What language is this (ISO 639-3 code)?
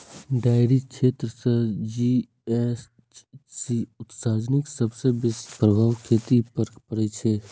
mai